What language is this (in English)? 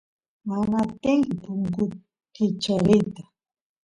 Santiago del Estero Quichua